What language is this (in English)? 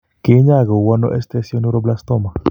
Kalenjin